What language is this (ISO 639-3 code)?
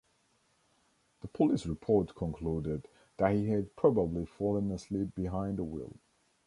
eng